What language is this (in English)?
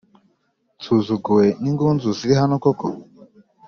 Kinyarwanda